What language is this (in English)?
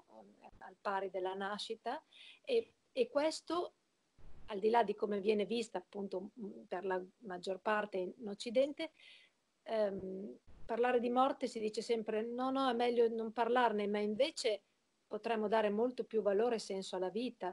Italian